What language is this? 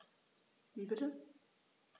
German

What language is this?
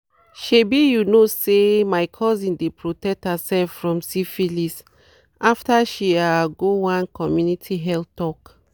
Nigerian Pidgin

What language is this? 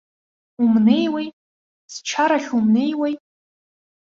Abkhazian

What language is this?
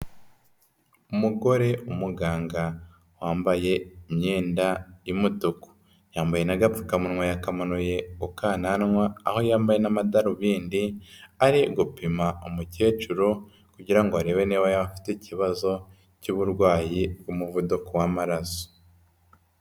Kinyarwanda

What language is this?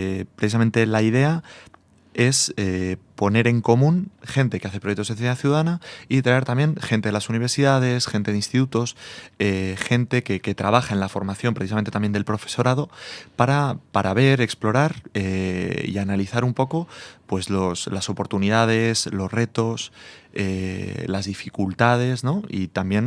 Spanish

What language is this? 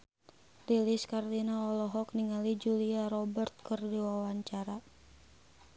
Sundanese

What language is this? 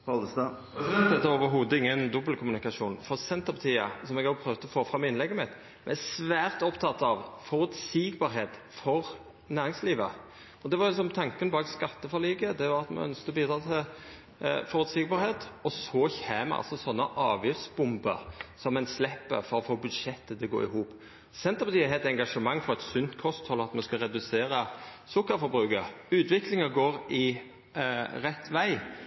Norwegian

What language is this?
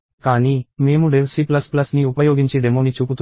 Telugu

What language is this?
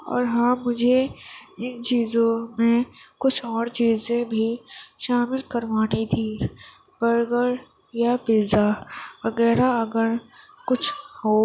Urdu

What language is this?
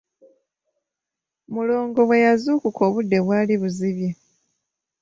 Ganda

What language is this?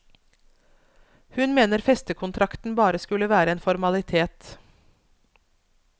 Norwegian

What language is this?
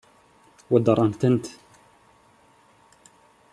Kabyle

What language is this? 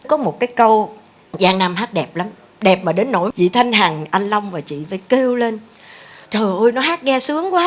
Vietnamese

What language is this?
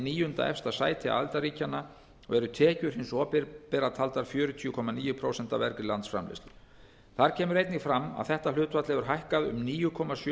Icelandic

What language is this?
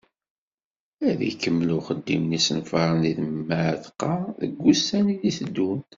Kabyle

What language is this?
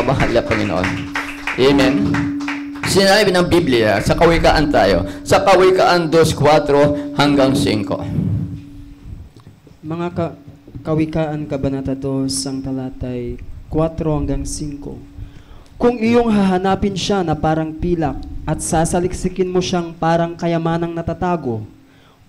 Filipino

